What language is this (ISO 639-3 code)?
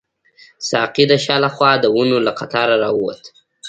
pus